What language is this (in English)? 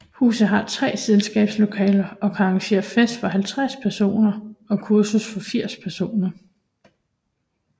Danish